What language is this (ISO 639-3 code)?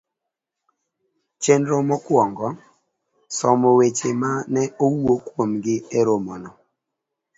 luo